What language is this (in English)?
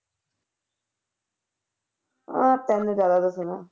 Punjabi